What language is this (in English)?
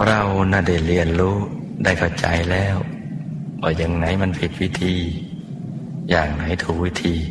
Thai